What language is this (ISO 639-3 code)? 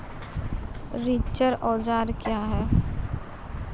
mai